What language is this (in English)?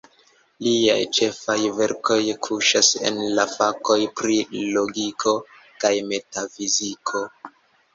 Esperanto